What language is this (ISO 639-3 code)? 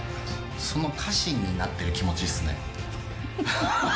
jpn